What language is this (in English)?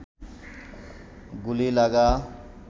Bangla